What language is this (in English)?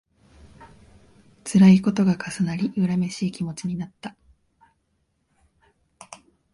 Japanese